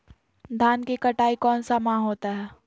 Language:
Magahi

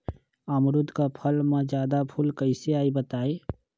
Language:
Magahi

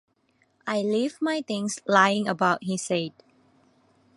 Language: English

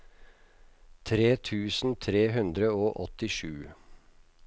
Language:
Norwegian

